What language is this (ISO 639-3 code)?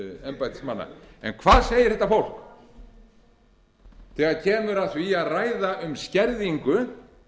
isl